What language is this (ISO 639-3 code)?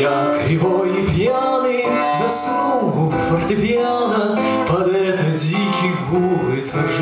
ukr